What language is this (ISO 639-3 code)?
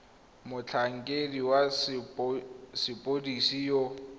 tsn